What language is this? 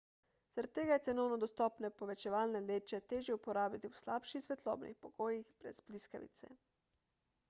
Slovenian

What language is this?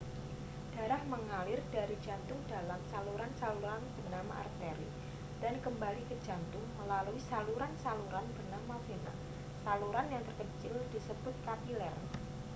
Indonesian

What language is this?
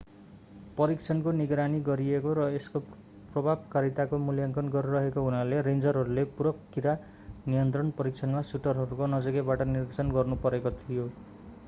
Nepali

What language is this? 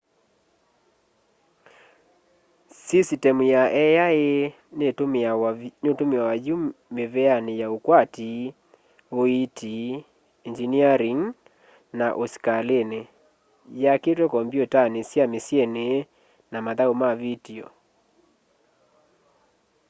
Kamba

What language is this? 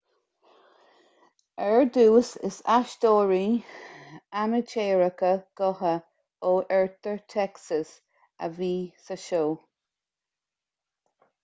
Irish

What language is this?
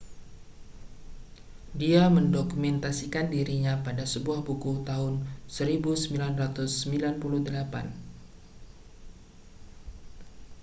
Indonesian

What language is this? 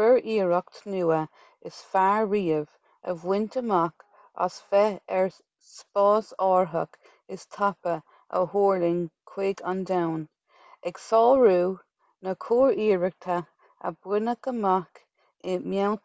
Irish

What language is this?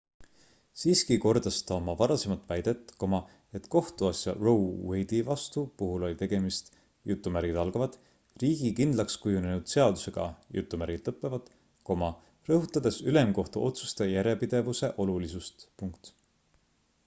Estonian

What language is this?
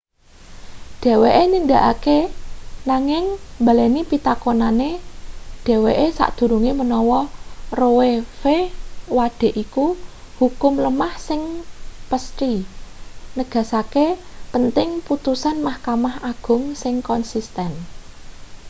Javanese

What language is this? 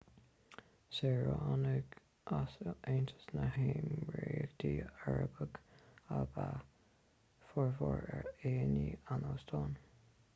Irish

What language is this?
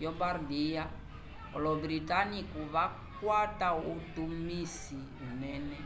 Umbundu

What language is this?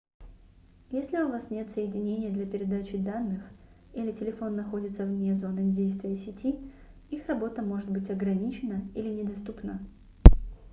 Russian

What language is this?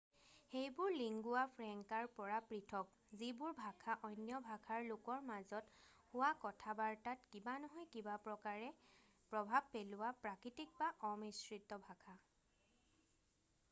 Assamese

